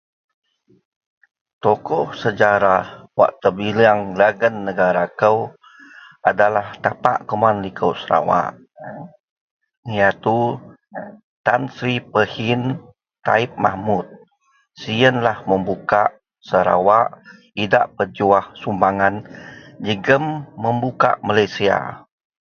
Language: Central Melanau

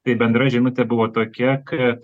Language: Lithuanian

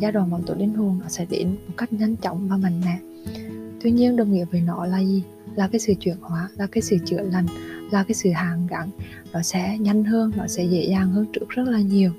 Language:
Vietnamese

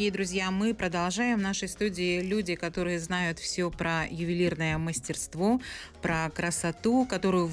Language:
Russian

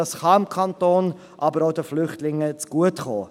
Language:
Swiss German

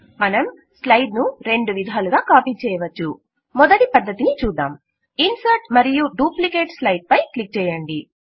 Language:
Telugu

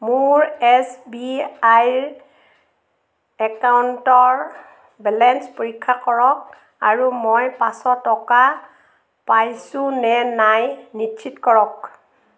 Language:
Assamese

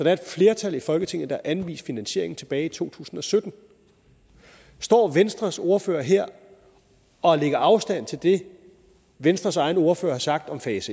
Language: Danish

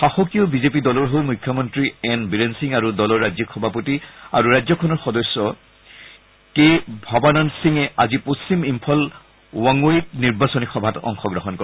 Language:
Assamese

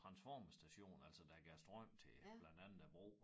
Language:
Danish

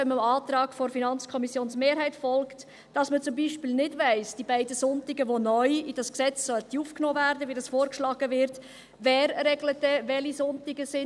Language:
Swiss German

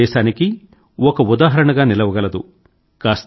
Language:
Telugu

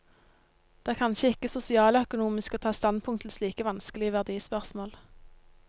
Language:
Norwegian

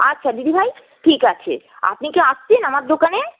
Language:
Bangla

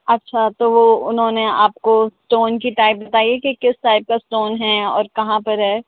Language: Urdu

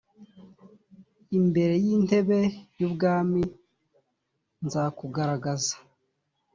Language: Kinyarwanda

